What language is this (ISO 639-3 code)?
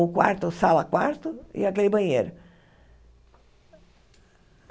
por